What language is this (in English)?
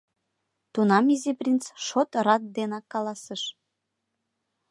Mari